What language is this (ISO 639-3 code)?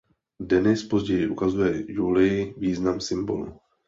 ces